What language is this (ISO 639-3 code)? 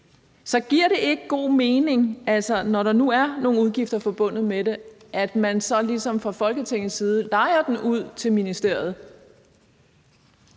dan